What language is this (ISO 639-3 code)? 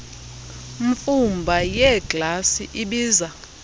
xho